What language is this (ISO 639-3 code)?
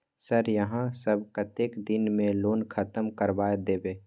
mai